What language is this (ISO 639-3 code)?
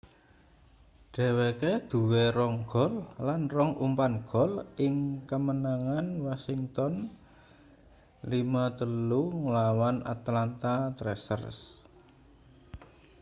jav